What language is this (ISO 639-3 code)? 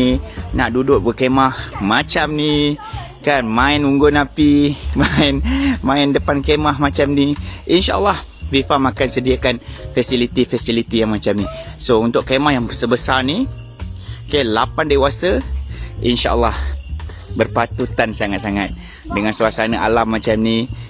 msa